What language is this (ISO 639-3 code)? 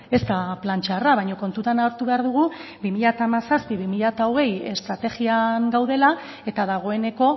eus